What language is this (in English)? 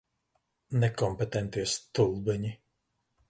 Latvian